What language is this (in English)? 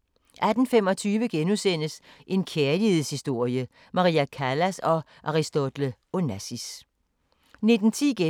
Danish